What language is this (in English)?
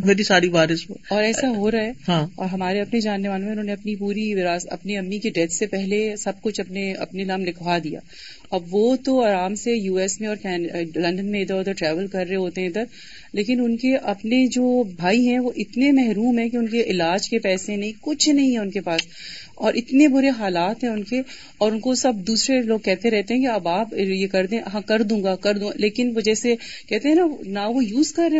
Urdu